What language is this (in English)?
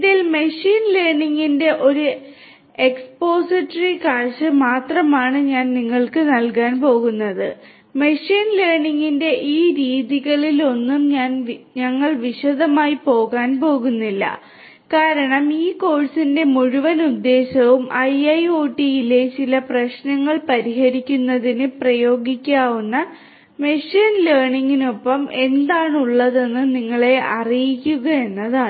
Malayalam